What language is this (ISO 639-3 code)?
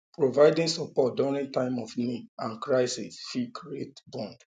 pcm